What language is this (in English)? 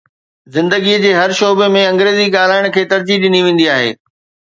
Sindhi